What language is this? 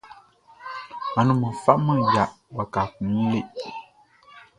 Baoulé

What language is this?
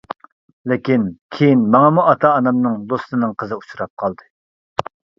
Uyghur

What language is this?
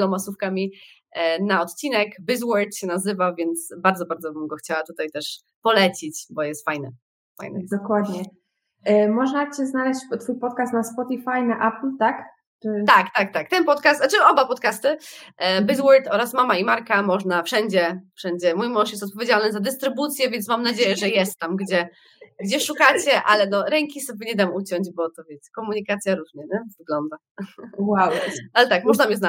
Polish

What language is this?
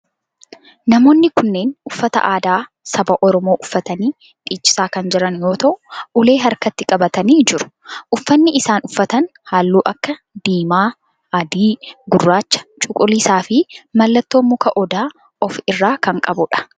Oromo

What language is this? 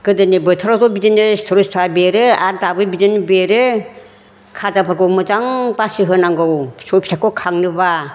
Bodo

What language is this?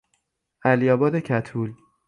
Persian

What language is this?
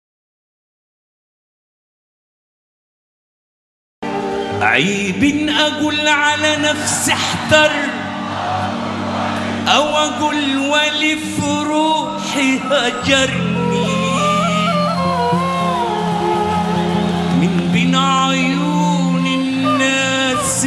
Arabic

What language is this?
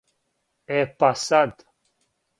Serbian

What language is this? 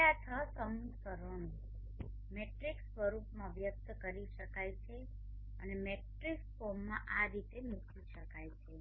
Gujarati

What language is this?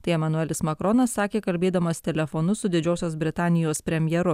Lithuanian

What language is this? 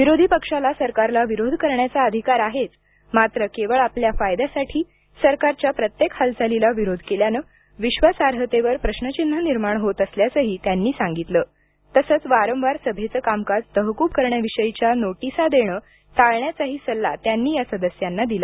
Marathi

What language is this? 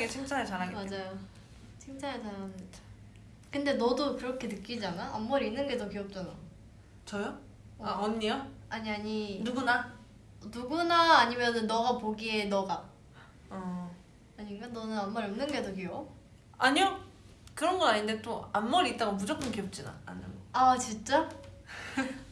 Korean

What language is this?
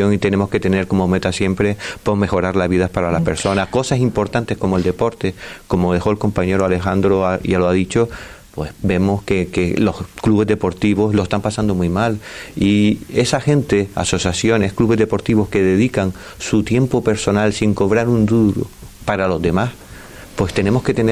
Spanish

